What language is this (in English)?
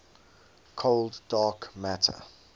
English